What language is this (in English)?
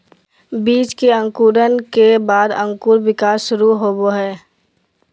Magahi